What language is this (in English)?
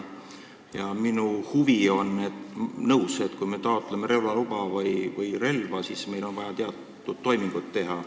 Estonian